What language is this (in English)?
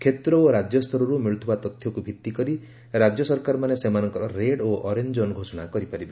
Odia